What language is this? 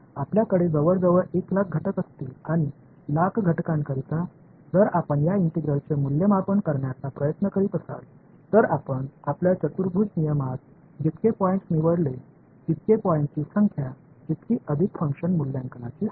Marathi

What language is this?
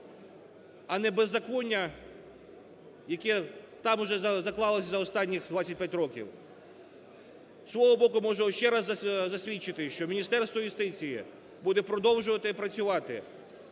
Ukrainian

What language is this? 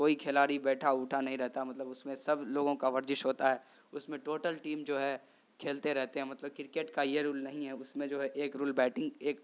Urdu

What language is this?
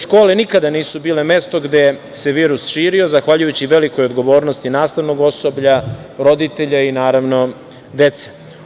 Serbian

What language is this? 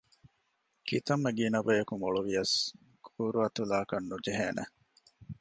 Divehi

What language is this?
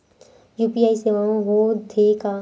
Chhattisgarhi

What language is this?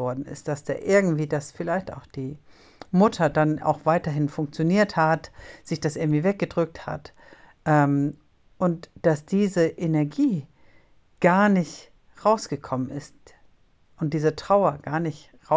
German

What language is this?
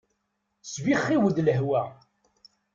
Kabyle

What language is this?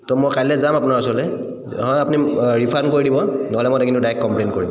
Assamese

